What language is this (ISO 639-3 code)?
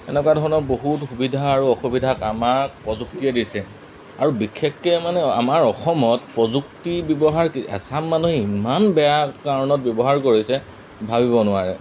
asm